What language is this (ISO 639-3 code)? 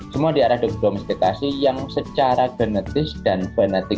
ind